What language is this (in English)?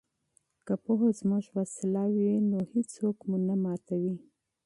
Pashto